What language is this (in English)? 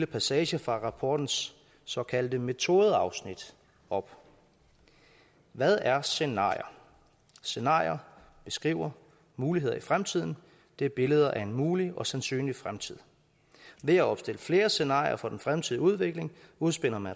Danish